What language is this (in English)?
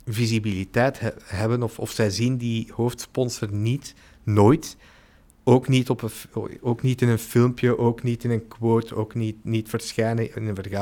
Dutch